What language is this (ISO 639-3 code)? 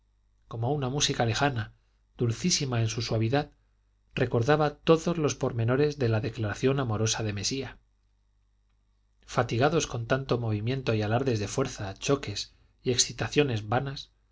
spa